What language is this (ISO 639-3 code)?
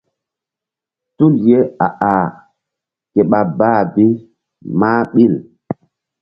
mdd